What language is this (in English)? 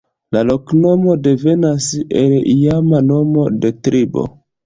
Esperanto